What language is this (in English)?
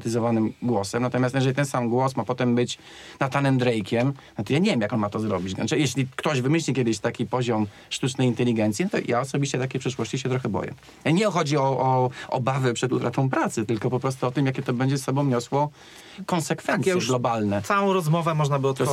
Polish